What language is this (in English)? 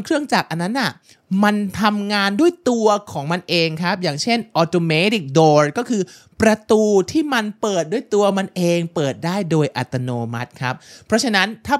Thai